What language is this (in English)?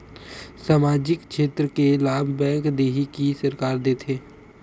Chhattisgarhi